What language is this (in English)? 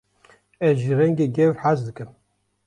Kurdish